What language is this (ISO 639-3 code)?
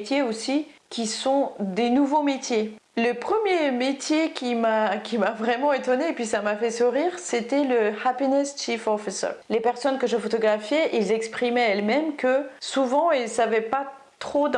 fra